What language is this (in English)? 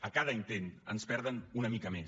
Catalan